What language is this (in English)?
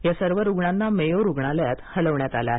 Marathi